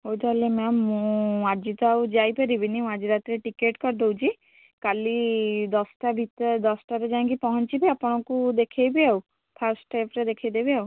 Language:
Odia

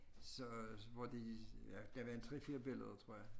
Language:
Danish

